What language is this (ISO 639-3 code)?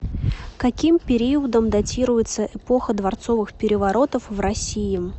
rus